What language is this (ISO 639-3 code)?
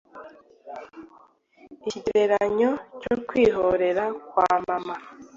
kin